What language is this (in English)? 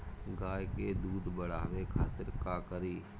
Bhojpuri